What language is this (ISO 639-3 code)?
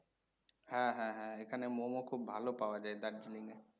ben